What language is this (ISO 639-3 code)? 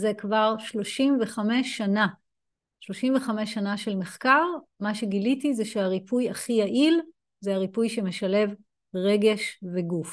heb